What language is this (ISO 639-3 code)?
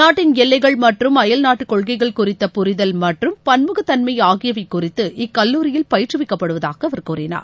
tam